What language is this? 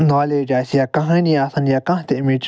Kashmiri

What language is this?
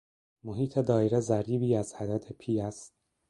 Persian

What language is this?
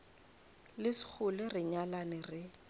Northern Sotho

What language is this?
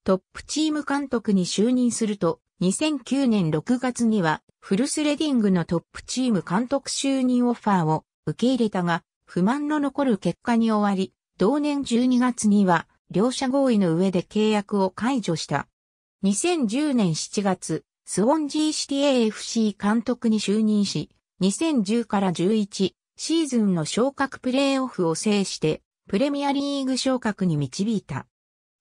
Japanese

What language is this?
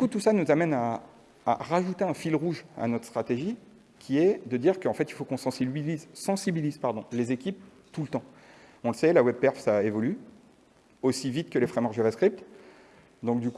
French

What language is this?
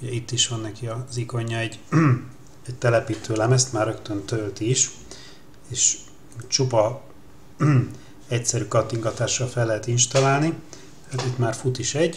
Hungarian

